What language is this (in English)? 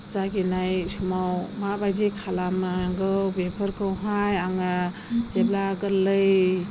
Bodo